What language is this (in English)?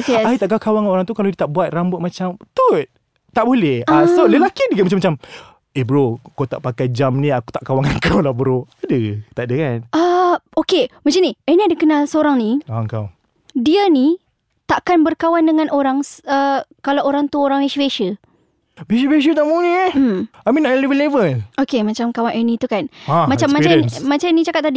Malay